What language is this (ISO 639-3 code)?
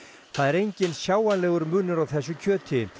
isl